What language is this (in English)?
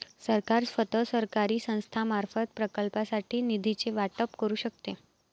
Marathi